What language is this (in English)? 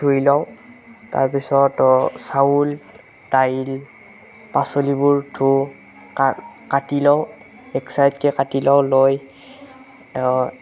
Assamese